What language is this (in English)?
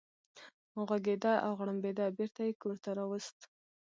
Pashto